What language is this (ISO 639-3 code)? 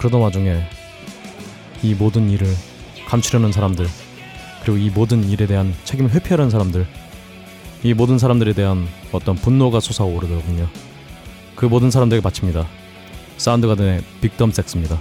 kor